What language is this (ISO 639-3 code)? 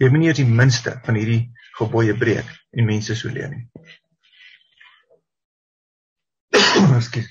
nld